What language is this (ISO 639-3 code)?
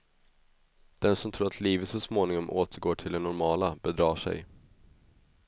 swe